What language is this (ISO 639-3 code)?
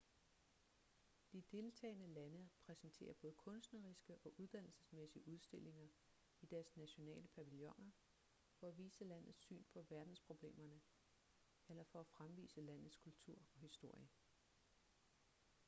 dan